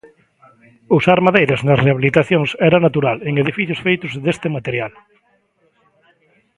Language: Galician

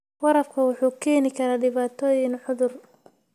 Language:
Somali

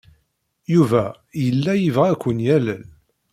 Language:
Kabyle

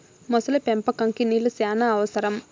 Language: Telugu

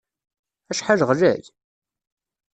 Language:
Kabyle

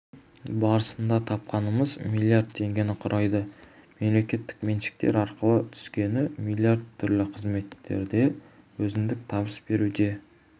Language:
Kazakh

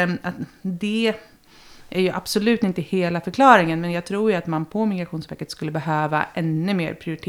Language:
Swedish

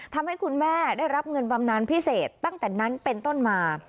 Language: Thai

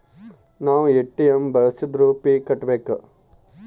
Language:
Kannada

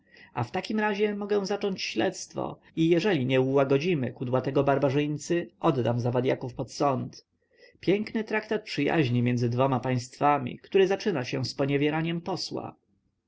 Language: Polish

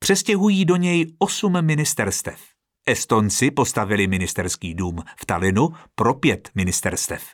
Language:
Czech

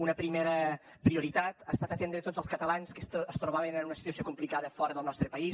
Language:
Catalan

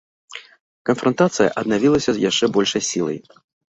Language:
Belarusian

